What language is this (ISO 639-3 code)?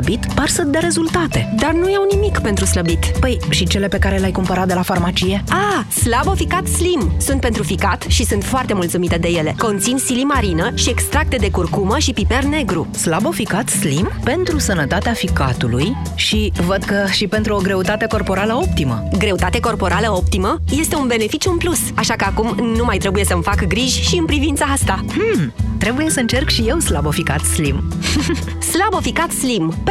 ron